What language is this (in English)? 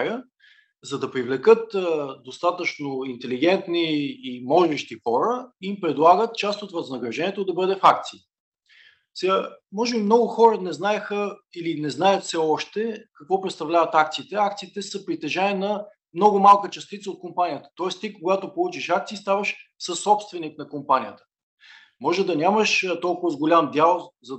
Bulgarian